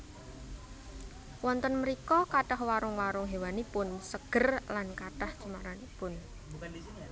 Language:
Javanese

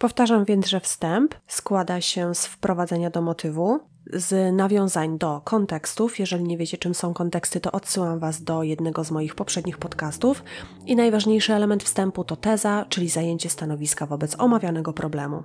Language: Polish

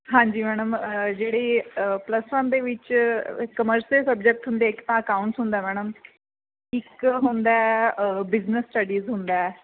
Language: Punjabi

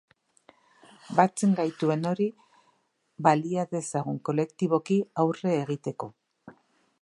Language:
Basque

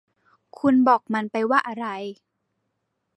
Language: Thai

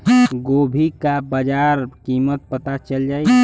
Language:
Bhojpuri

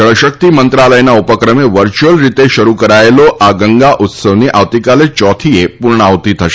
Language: Gujarati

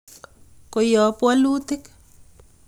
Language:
Kalenjin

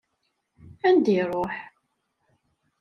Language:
Kabyle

